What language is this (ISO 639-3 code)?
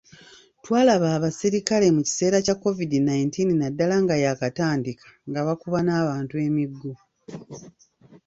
lug